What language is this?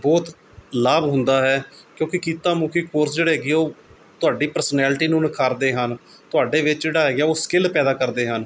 Punjabi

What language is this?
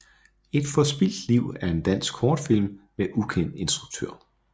Danish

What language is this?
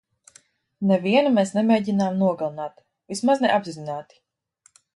Latvian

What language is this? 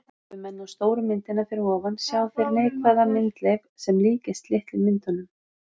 Icelandic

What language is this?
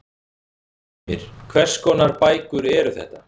Icelandic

